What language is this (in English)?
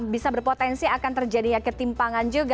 Indonesian